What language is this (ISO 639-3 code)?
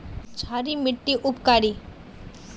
mag